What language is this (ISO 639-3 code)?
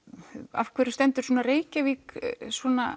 isl